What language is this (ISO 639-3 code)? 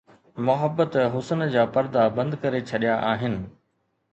snd